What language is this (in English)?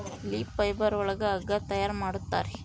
Kannada